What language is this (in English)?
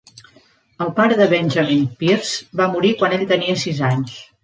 Catalan